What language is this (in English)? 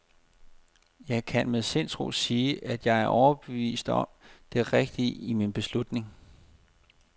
Danish